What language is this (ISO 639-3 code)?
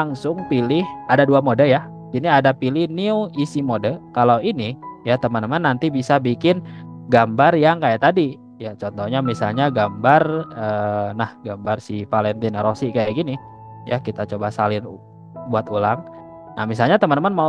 ind